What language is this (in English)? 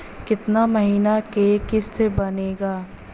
Bhojpuri